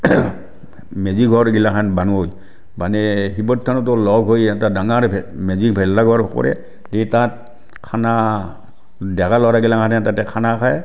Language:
Assamese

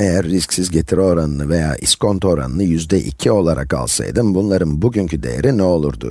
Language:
Turkish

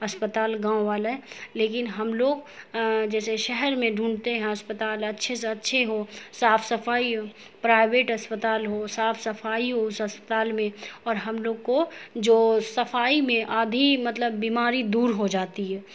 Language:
Urdu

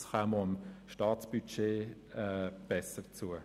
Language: Swiss German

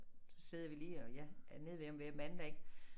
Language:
Danish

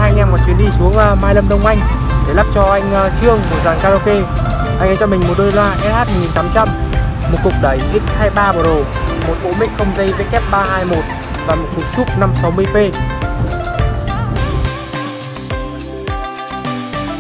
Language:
Vietnamese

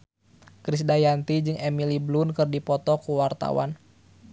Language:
Sundanese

